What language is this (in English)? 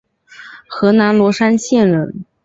Chinese